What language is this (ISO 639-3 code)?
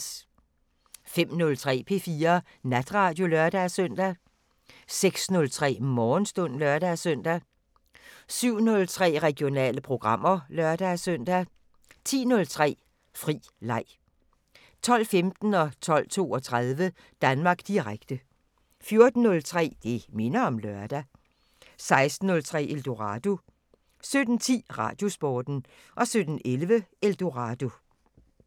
dan